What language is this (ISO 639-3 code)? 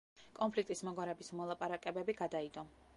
kat